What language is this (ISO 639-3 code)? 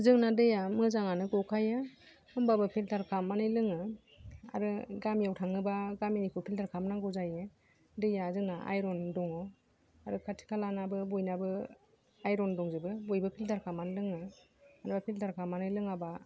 brx